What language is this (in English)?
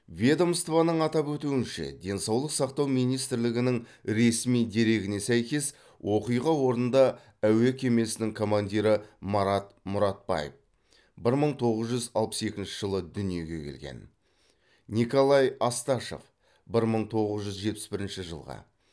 Kazakh